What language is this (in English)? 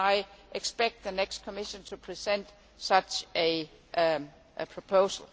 English